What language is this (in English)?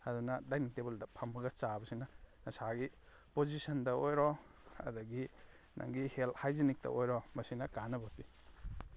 Manipuri